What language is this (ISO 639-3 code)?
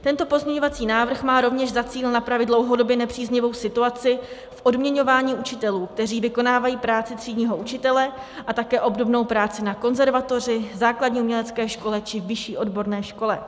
ces